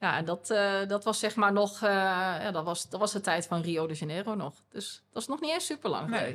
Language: Dutch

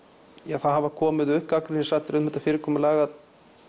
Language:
Icelandic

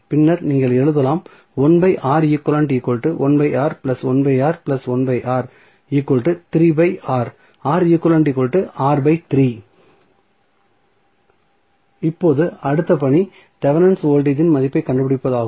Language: Tamil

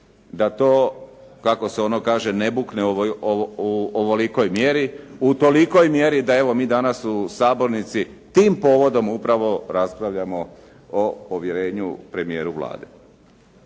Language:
Croatian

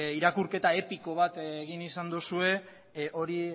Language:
Basque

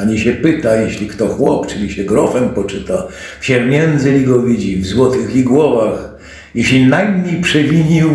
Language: Polish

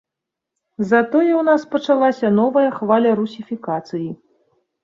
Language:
Belarusian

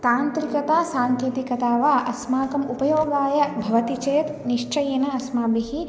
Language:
Sanskrit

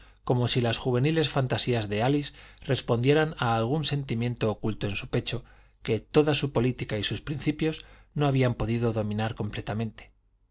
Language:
Spanish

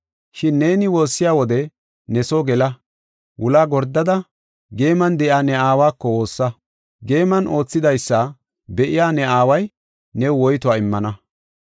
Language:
Gofa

